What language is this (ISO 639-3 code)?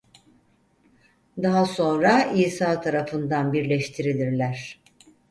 tur